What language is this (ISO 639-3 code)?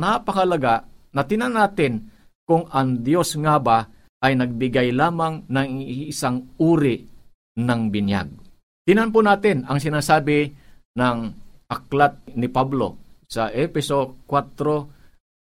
fil